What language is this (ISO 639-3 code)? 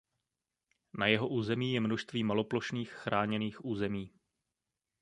ces